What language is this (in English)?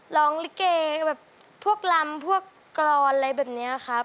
Thai